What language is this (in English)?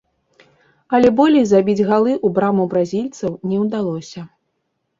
Belarusian